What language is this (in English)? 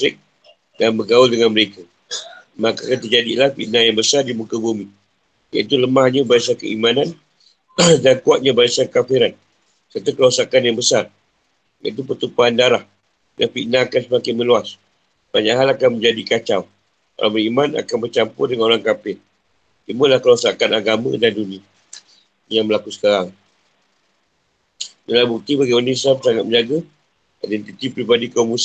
Malay